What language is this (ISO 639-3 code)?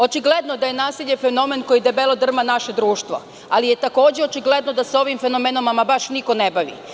srp